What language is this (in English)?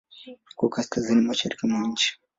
Swahili